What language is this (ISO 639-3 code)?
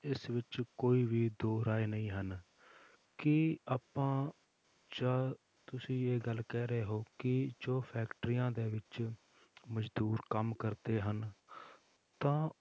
pan